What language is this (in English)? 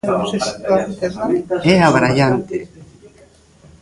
Galician